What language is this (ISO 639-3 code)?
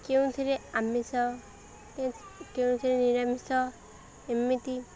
ori